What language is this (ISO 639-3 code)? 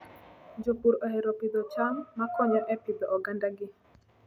luo